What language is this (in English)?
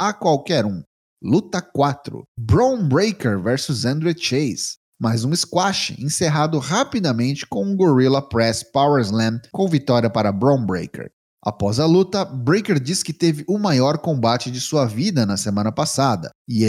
Portuguese